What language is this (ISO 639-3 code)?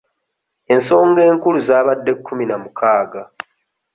lug